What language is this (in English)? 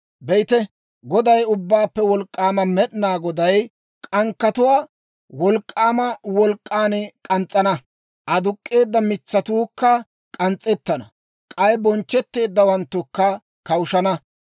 Dawro